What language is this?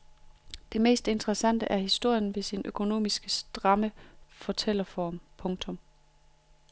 Danish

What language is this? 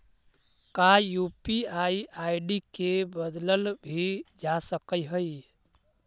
Magahi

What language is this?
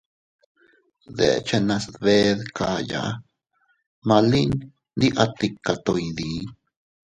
Teutila Cuicatec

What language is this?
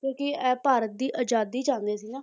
Punjabi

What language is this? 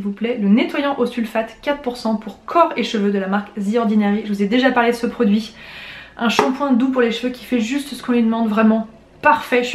French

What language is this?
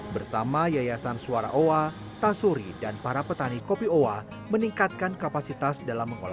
Indonesian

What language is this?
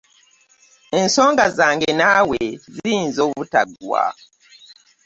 Ganda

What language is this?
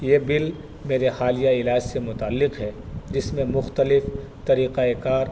Urdu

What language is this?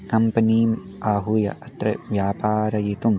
Sanskrit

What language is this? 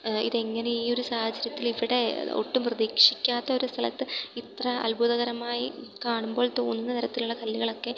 Malayalam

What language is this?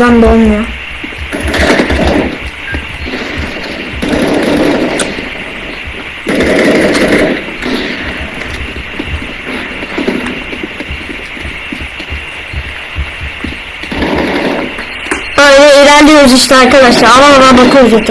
Turkish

